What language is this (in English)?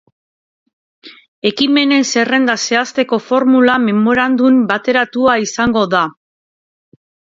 Basque